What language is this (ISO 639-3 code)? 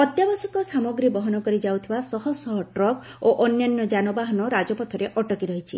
ori